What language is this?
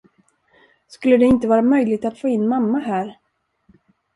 Swedish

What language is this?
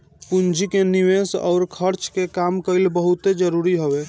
Bhojpuri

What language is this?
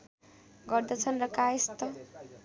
Nepali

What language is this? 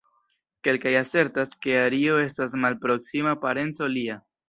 Esperanto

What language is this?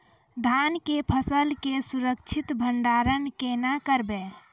Maithili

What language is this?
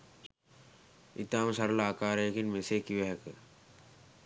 Sinhala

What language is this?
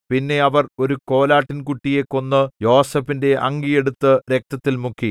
Malayalam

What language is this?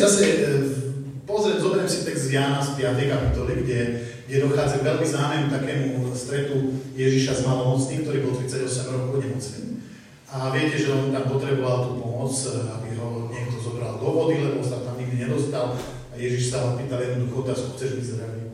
Slovak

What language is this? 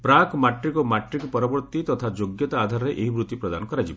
Odia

